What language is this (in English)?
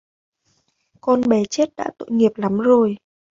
Vietnamese